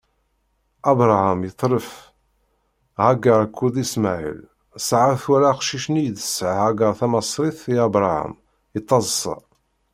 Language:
Kabyle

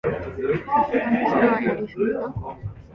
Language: Japanese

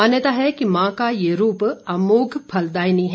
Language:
Hindi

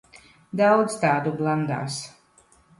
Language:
Latvian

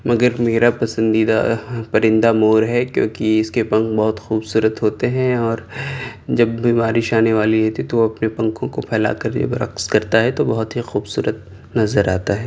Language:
Urdu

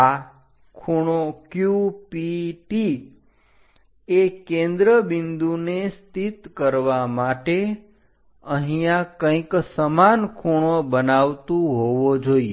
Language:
Gujarati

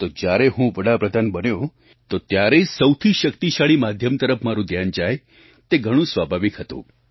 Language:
Gujarati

